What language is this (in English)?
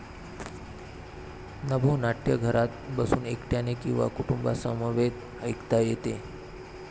Marathi